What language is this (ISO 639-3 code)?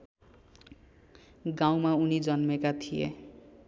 nep